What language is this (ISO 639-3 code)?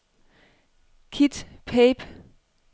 dan